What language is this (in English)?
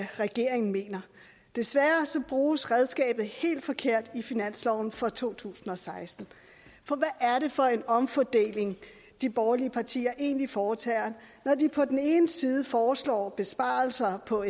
Danish